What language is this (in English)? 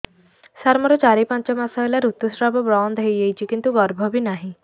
Odia